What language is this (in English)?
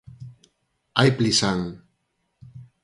Galician